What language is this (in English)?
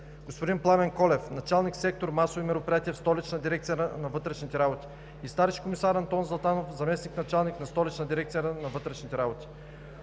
Bulgarian